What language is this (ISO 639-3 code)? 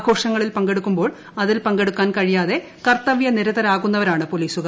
mal